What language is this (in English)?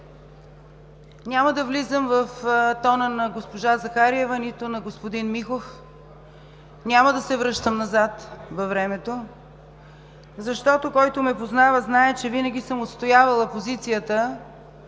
Bulgarian